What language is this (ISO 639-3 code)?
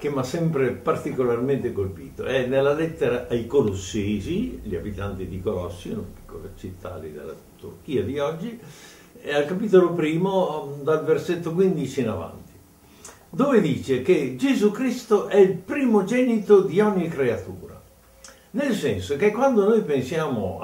ita